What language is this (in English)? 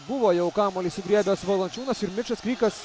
Lithuanian